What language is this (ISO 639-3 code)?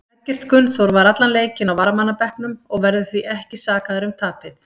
isl